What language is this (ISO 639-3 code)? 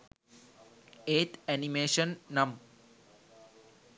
sin